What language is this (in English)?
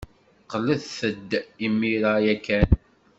Kabyle